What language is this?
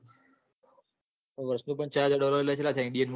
Gujarati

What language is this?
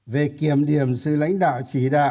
Vietnamese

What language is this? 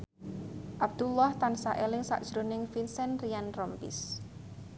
Javanese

